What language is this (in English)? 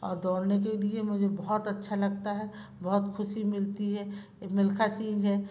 Hindi